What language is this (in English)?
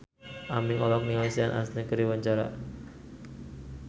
Sundanese